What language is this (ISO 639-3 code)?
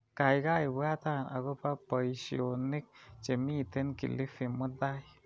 kln